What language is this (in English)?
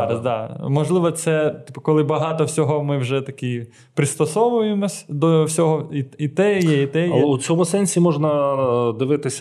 Ukrainian